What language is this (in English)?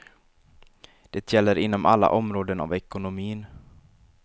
Swedish